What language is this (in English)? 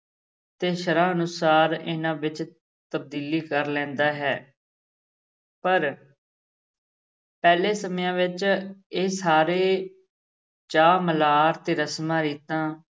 Punjabi